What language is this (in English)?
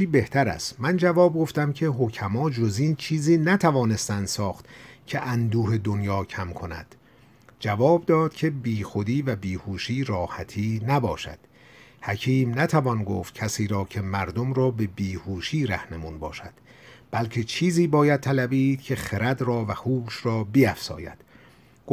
Persian